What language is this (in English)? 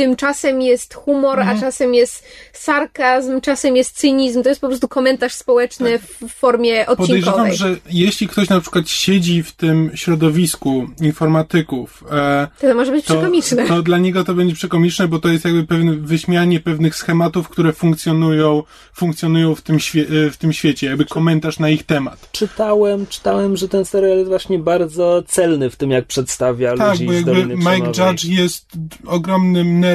Polish